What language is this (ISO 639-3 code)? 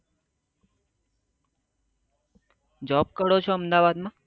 guj